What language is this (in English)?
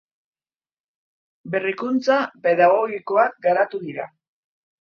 Basque